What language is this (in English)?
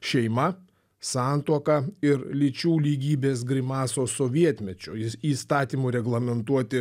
Lithuanian